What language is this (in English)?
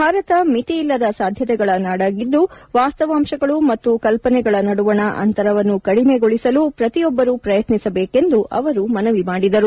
Kannada